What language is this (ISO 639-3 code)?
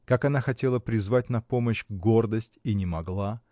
rus